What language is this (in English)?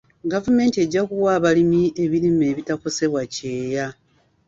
Ganda